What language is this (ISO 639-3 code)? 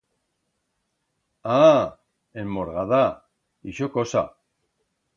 arg